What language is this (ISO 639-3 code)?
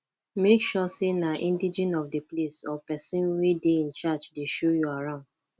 pcm